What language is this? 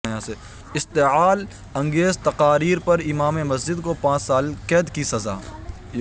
Urdu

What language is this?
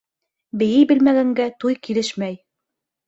Bashkir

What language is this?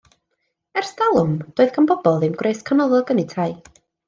Welsh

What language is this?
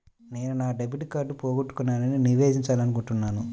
Telugu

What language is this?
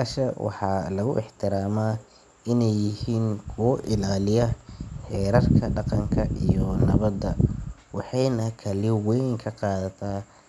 Somali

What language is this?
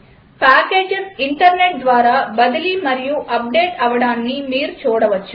Telugu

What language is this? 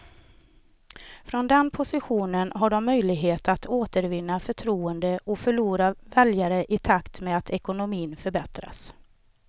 Swedish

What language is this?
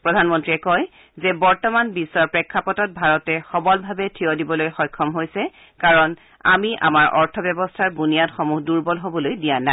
Assamese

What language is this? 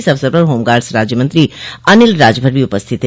Hindi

